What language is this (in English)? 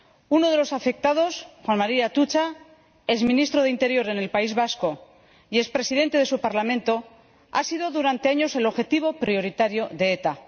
Spanish